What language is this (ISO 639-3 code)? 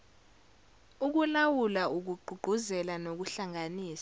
zul